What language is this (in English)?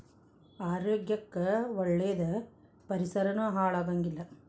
Kannada